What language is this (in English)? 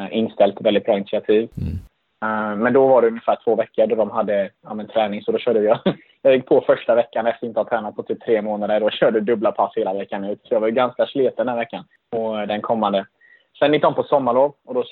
Swedish